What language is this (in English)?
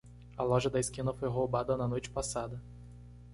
Portuguese